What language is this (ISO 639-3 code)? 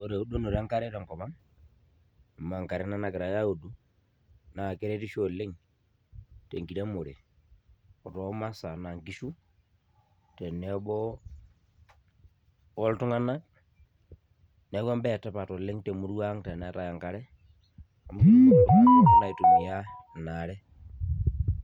mas